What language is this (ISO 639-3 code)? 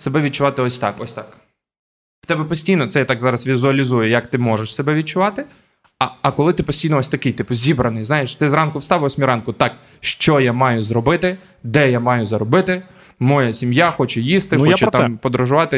ukr